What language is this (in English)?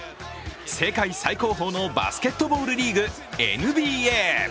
Japanese